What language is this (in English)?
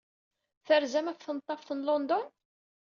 Kabyle